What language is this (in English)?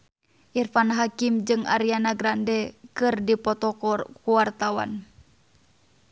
Sundanese